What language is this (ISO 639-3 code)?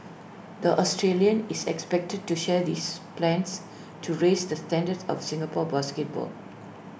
eng